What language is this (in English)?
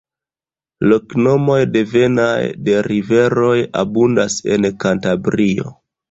Esperanto